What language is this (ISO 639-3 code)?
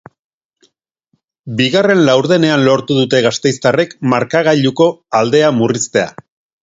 eus